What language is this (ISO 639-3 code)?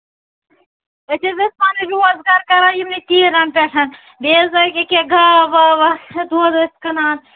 kas